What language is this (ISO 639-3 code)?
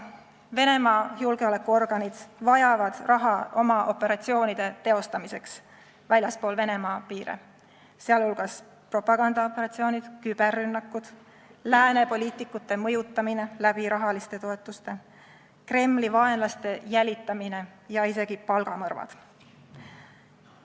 est